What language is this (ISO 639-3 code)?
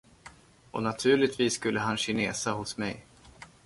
swe